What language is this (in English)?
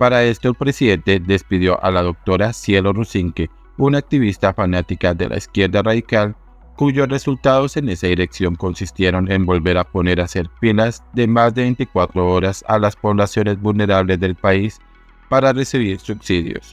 Spanish